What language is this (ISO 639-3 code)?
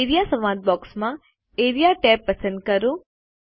guj